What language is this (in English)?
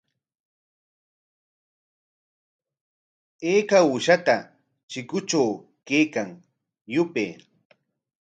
Corongo Ancash Quechua